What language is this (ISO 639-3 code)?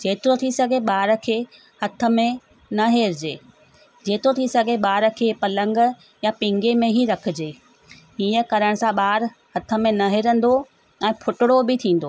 snd